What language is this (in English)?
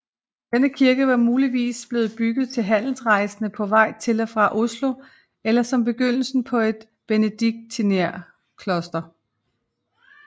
Danish